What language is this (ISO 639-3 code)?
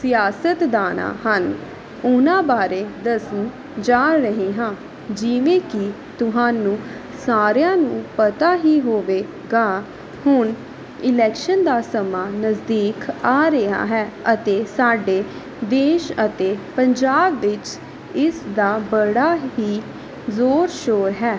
pan